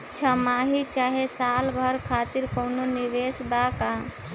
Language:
Bhojpuri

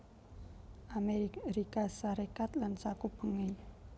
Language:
Javanese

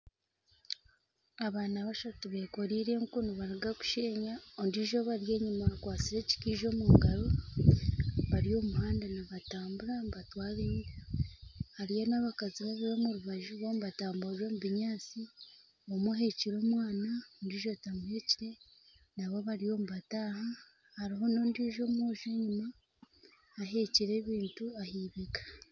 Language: Nyankole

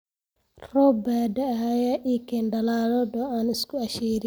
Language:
Somali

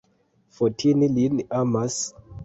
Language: Esperanto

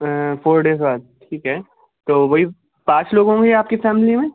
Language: Urdu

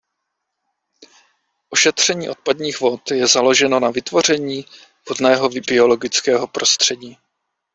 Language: Czech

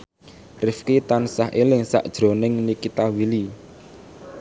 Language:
Javanese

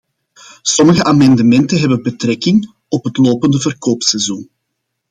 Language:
Dutch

